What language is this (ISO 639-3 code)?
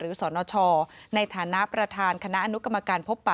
tha